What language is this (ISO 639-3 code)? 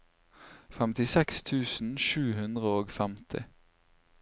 nor